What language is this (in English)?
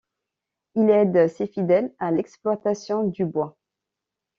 French